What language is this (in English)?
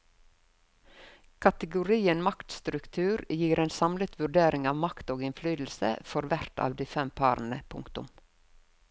Norwegian